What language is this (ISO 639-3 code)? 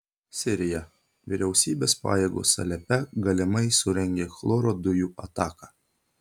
lit